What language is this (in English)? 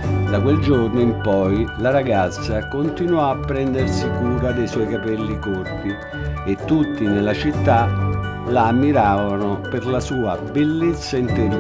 Italian